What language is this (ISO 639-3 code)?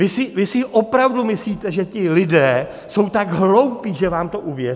ces